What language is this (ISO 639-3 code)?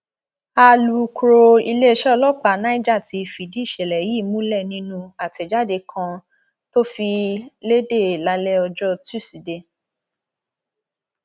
yor